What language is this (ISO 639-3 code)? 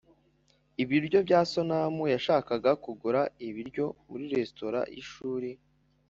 kin